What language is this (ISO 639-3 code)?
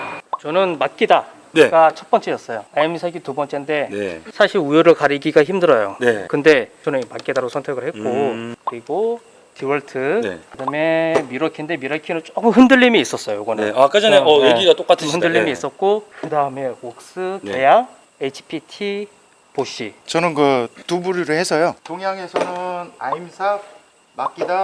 kor